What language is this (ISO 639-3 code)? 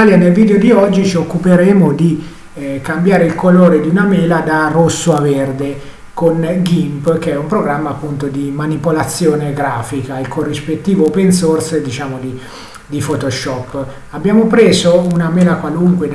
ita